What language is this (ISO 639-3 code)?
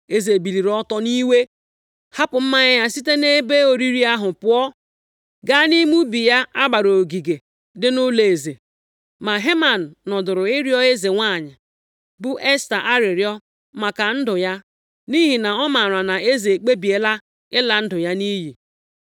ibo